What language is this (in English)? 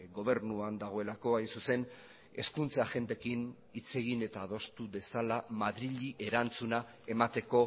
Basque